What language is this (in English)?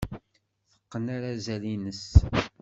Kabyle